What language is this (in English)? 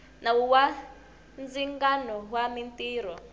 Tsonga